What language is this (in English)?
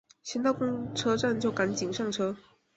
Chinese